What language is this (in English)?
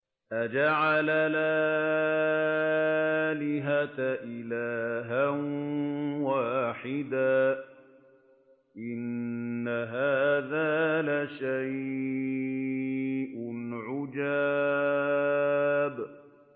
Arabic